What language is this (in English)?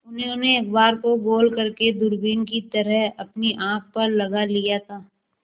Hindi